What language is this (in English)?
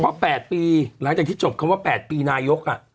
Thai